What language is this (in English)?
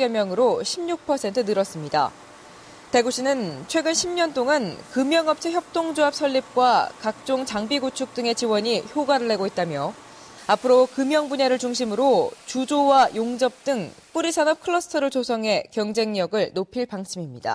Korean